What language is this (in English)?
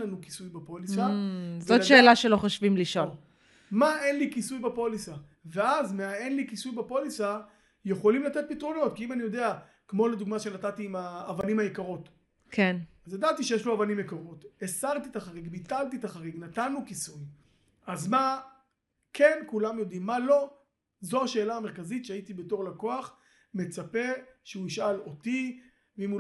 Hebrew